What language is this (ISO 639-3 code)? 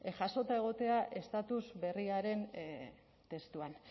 eus